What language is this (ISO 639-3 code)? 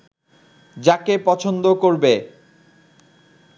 ben